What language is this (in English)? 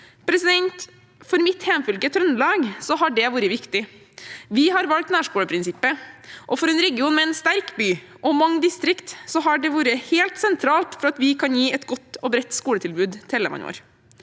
Norwegian